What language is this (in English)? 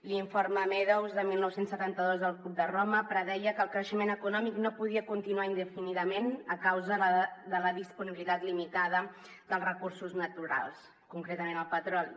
Catalan